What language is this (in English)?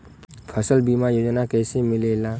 Bhojpuri